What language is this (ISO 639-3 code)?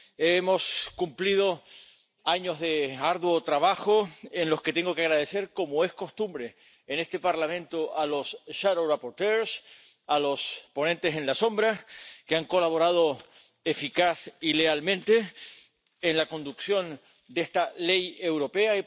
spa